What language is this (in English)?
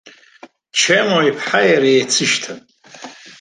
Abkhazian